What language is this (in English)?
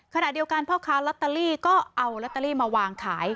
Thai